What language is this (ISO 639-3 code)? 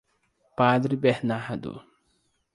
por